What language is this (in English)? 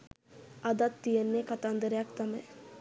Sinhala